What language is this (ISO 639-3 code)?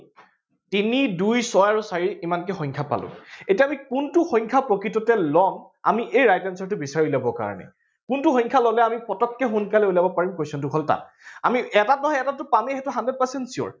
asm